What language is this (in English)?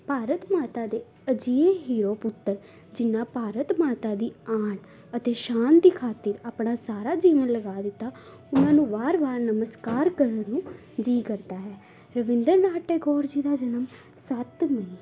Punjabi